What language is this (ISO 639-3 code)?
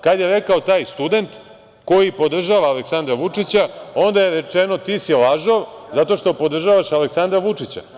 srp